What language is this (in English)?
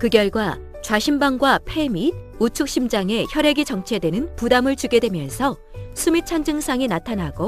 Korean